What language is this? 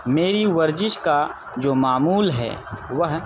Urdu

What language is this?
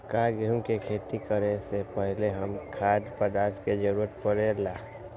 Magahi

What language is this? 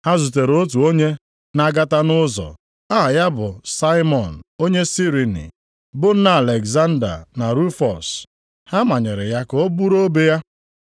Igbo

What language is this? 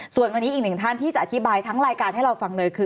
Thai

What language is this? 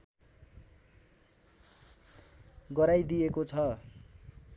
Nepali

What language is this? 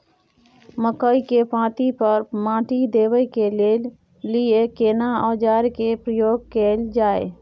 Maithili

